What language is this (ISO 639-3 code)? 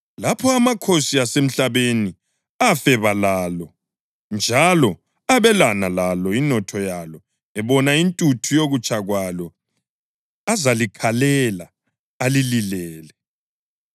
nde